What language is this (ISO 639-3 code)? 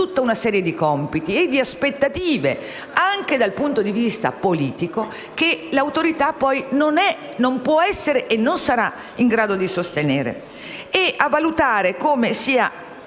ita